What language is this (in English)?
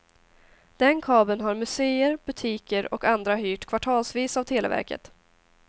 Swedish